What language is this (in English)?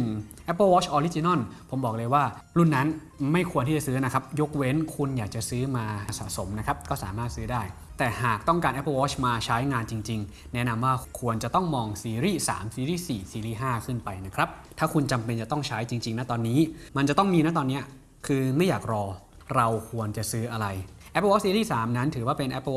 Thai